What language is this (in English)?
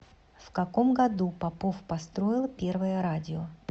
Russian